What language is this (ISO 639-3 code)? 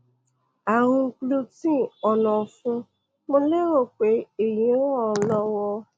yor